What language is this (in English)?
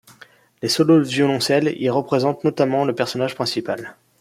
French